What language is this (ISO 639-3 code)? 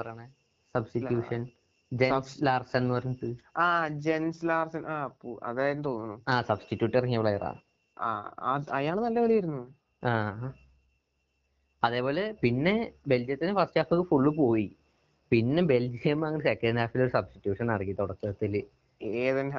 mal